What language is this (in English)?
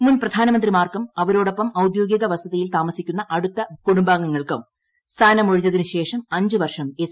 Malayalam